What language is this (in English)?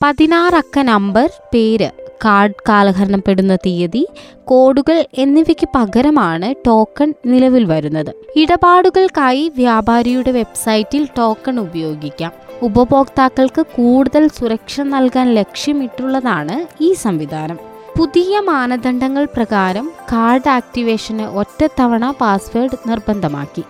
Malayalam